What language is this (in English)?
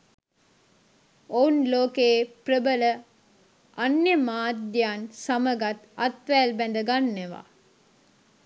Sinhala